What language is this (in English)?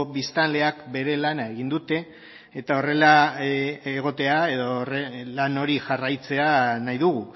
Basque